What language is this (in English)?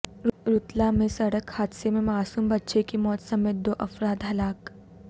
Urdu